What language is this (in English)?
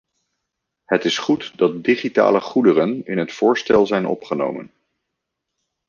Dutch